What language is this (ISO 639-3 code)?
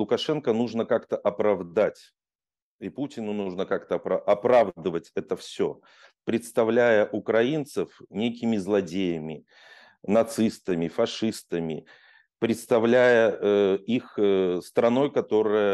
rus